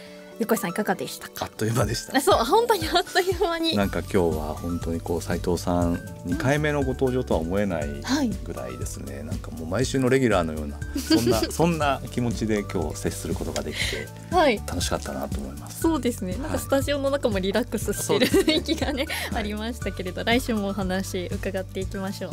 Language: Japanese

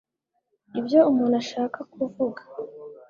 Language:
Kinyarwanda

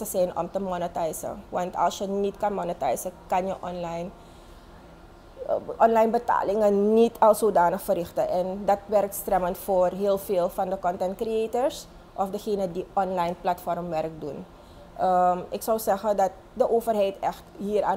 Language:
Dutch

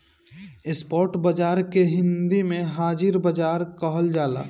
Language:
Bhojpuri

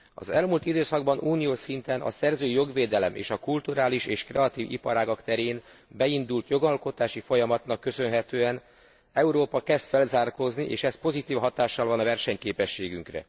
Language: Hungarian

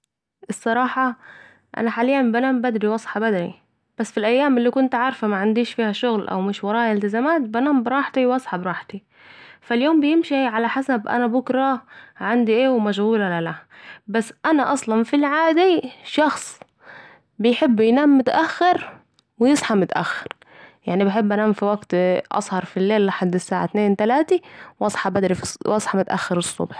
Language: Saidi Arabic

